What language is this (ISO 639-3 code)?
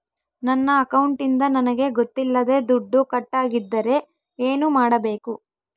kan